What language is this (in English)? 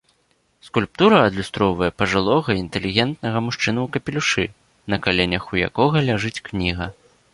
Belarusian